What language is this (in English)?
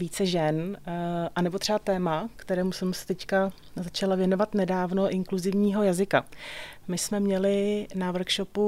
Czech